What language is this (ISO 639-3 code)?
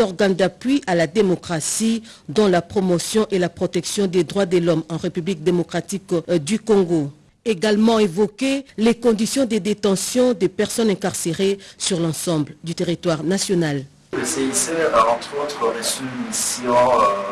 fra